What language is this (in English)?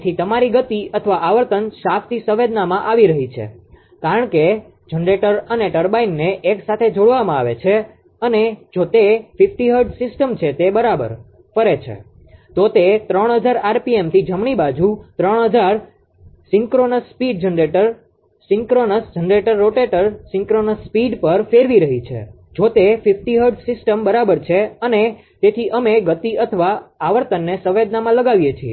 Gujarati